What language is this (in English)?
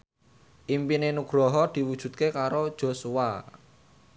Javanese